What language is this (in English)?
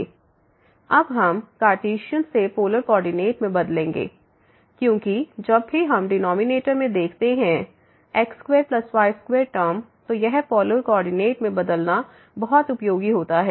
Hindi